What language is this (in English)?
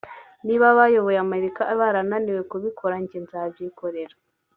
Kinyarwanda